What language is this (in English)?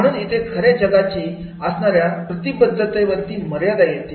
Marathi